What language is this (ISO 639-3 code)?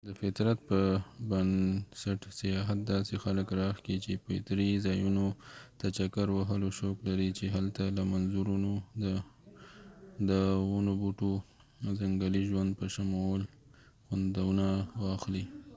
pus